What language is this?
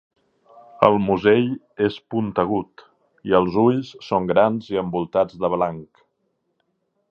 Catalan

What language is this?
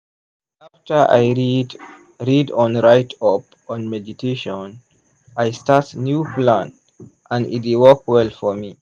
Nigerian Pidgin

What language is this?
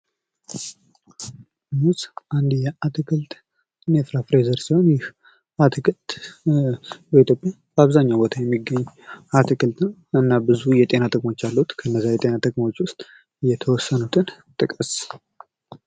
Amharic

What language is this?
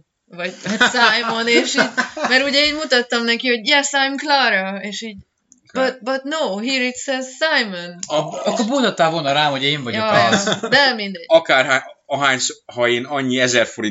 Hungarian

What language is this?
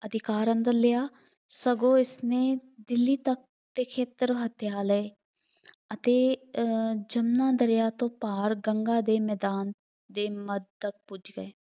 Punjabi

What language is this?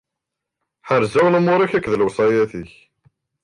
Kabyle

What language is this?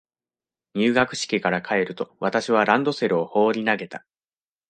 Japanese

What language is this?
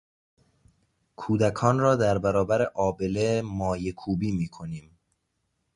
Persian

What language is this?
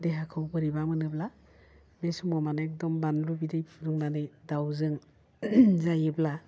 Bodo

